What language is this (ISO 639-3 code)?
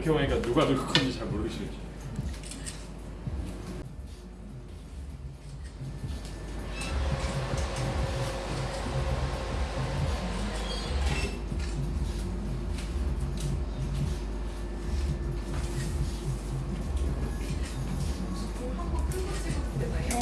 kor